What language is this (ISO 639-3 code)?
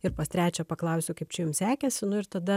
lit